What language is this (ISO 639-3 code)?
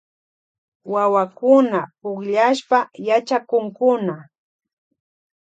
qvj